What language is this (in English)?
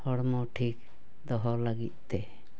Santali